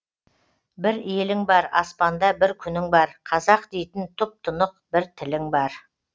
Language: Kazakh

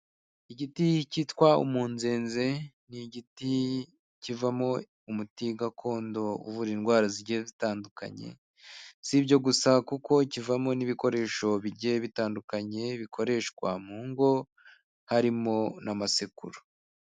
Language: Kinyarwanda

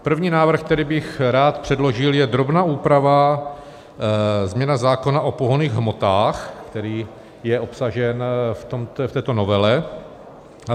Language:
Czech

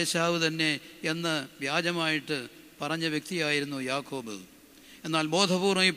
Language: Malayalam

